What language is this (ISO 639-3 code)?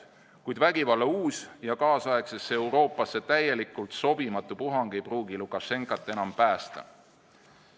est